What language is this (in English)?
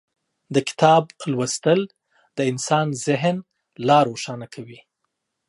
Pashto